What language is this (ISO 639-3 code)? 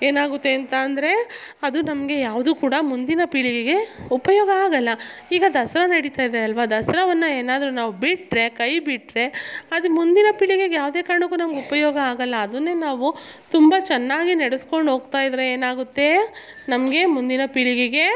kan